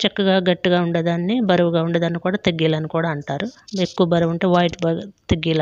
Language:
Arabic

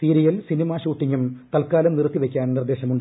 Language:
Malayalam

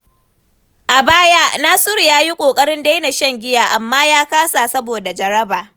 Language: Hausa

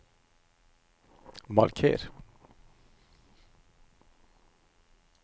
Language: Norwegian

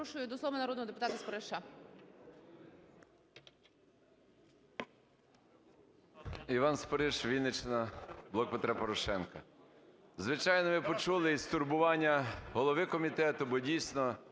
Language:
Ukrainian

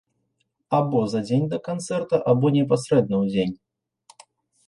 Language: Belarusian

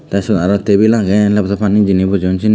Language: Chakma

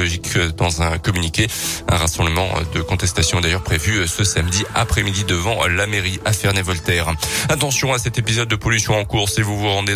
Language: French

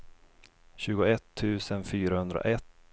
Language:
Swedish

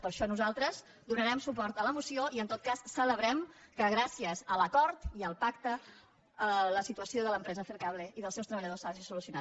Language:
Catalan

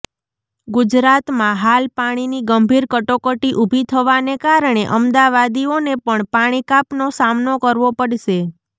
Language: Gujarati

